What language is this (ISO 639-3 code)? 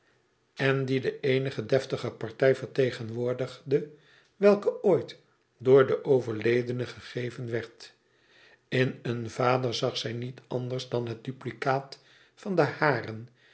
nld